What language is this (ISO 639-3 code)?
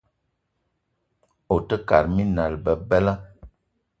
eto